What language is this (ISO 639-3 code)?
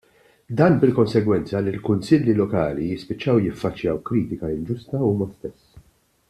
mlt